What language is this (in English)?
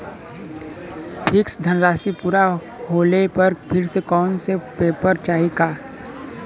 Bhojpuri